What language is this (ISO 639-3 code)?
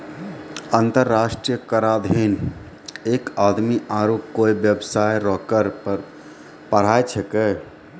mai